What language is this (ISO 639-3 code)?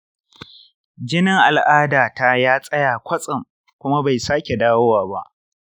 hau